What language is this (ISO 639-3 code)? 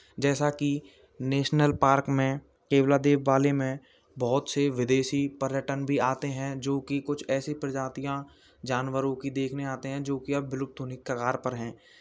hin